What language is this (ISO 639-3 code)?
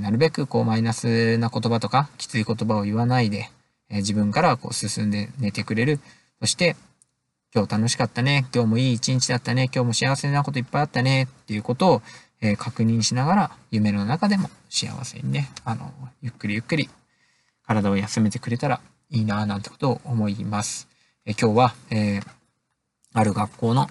jpn